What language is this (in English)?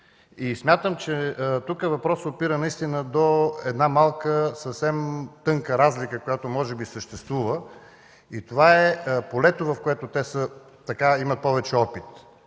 Bulgarian